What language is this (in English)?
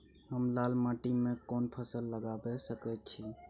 Maithili